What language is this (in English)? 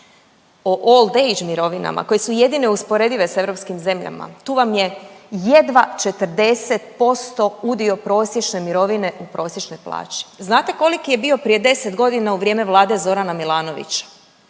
Croatian